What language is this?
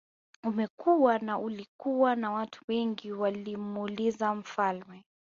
Swahili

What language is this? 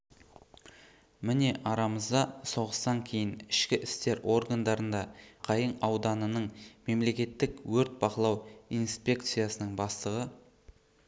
Kazakh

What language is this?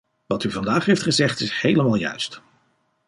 Dutch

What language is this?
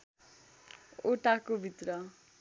Nepali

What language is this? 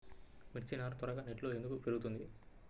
Telugu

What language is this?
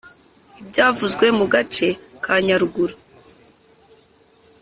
Kinyarwanda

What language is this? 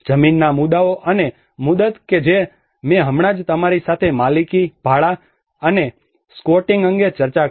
Gujarati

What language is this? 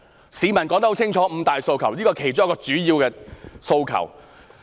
Cantonese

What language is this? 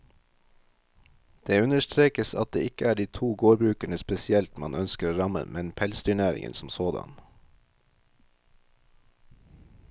Norwegian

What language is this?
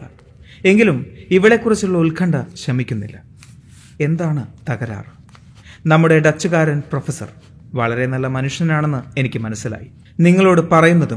Malayalam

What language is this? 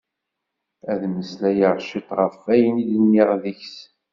Kabyle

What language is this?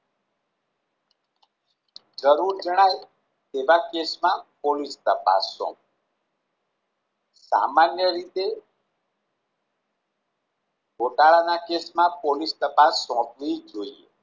Gujarati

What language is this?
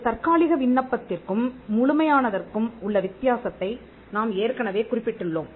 Tamil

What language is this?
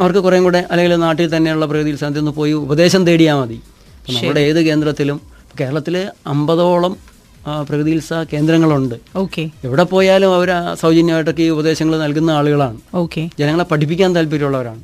Malayalam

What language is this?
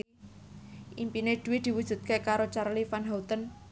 Javanese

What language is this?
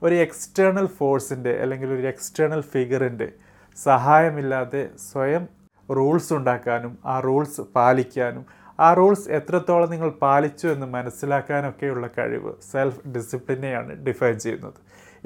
Malayalam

